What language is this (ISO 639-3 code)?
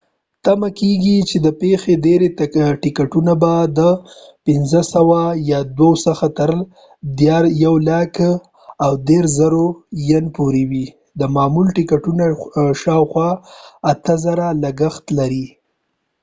pus